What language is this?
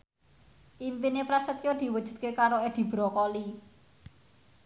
Javanese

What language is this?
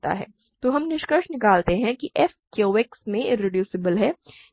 Hindi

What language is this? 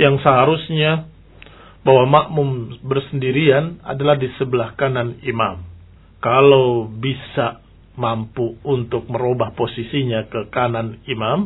Indonesian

